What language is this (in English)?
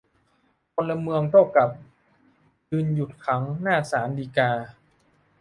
Thai